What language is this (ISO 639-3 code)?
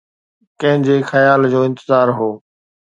snd